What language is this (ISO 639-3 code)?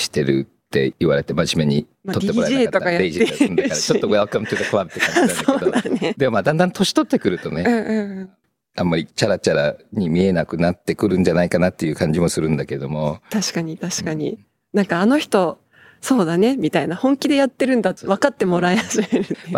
jpn